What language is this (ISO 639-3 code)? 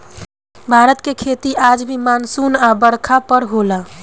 bho